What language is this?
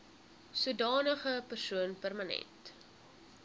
Afrikaans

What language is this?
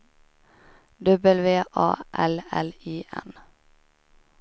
Swedish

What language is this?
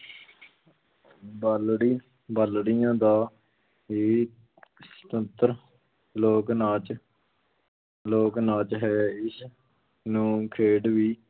Punjabi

